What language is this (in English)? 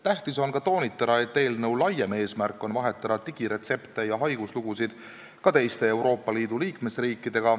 Estonian